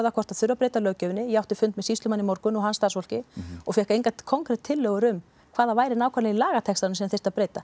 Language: Icelandic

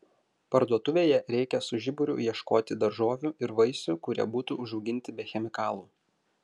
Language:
Lithuanian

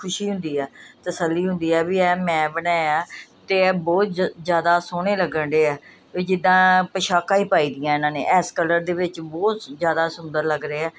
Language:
Punjabi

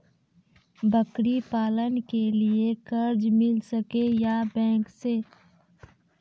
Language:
Maithili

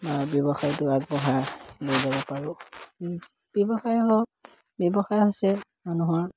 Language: Assamese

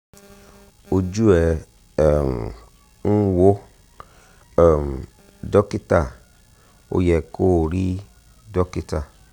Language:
Yoruba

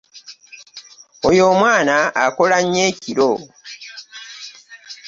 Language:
Ganda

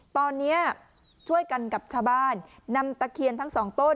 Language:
Thai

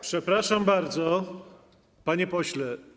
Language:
Polish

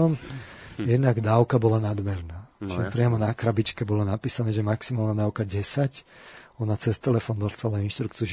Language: Slovak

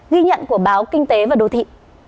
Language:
Vietnamese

